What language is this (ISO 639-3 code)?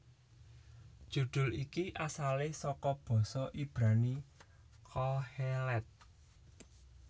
jav